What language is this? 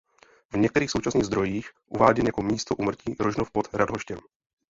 Czech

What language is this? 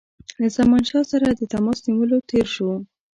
Pashto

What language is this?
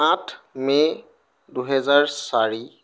Assamese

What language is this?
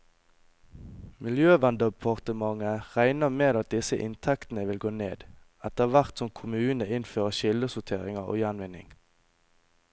Norwegian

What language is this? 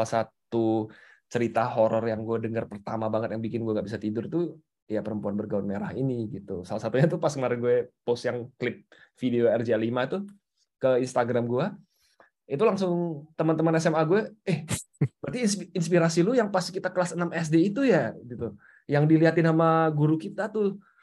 Indonesian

